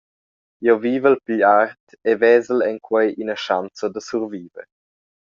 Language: Romansh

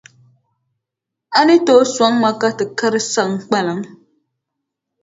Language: Dagbani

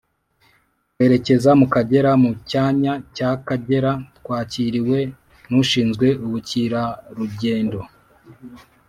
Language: Kinyarwanda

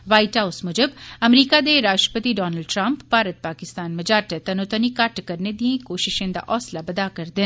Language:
Dogri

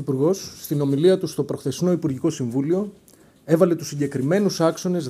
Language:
Greek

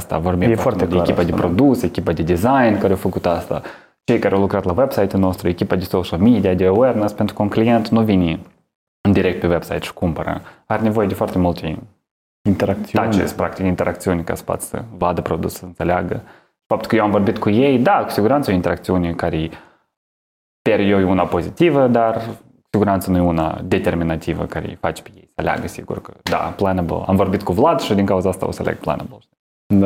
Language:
Romanian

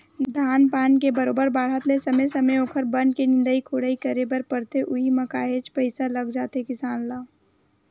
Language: Chhattisgarhi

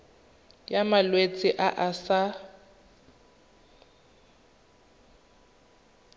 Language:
Tswana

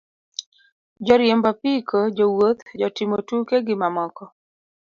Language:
Luo (Kenya and Tanzania)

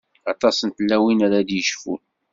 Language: Kabyle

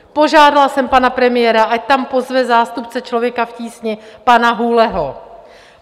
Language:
Czech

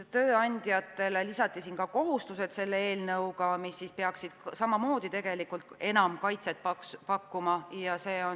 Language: Estonian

